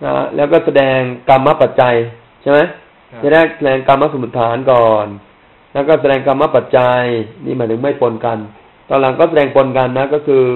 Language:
Thai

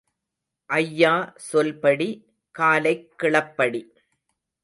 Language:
Tamil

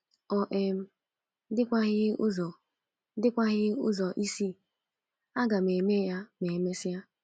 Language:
Igbo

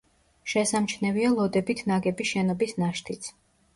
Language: Georgian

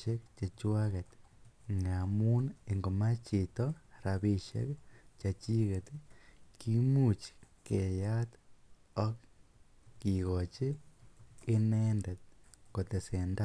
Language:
Kalenjin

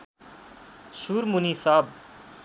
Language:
Nepali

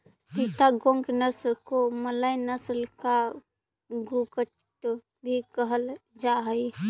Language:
Magahi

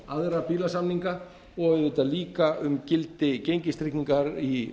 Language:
Icelandic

